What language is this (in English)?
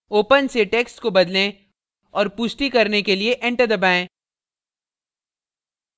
Hindi